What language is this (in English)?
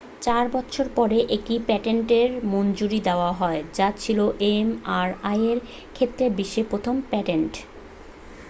Bangla